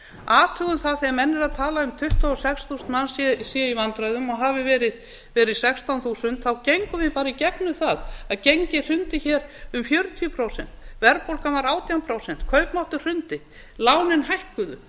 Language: Icelandic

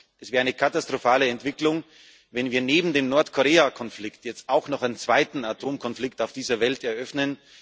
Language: German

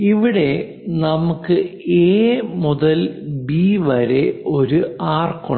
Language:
Malayalam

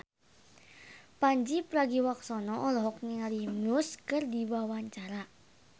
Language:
Sundanese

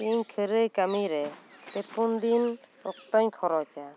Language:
Santali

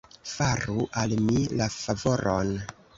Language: Esperanto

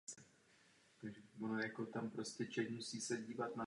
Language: Czech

